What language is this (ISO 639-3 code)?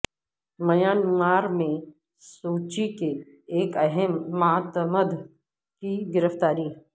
urd